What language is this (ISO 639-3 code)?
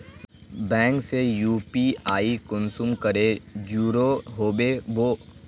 mag